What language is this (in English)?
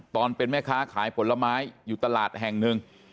Thai